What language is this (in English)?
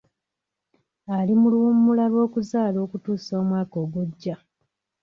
Ganda